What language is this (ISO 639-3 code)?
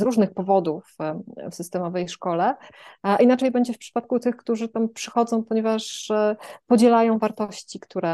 pol